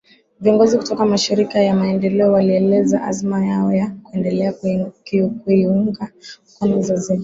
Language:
Swahili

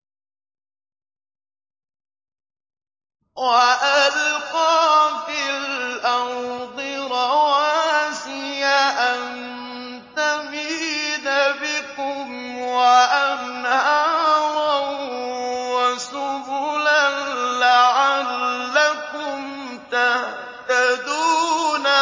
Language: Arabic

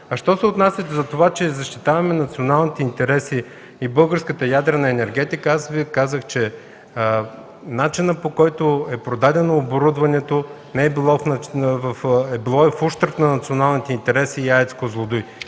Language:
Bulgarian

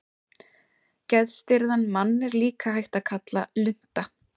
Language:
Icelandic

